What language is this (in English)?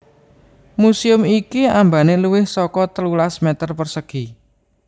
Javanese